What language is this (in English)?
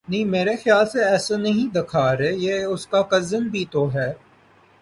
Urdu